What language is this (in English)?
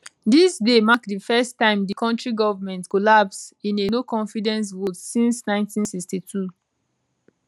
Nigerian Pidgin